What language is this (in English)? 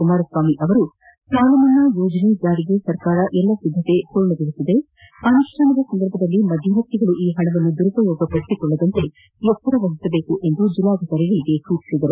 Kannada